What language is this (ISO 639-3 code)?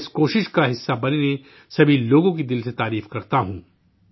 urd